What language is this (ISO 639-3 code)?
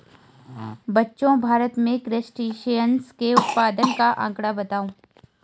hin